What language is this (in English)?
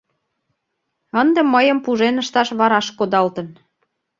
Mari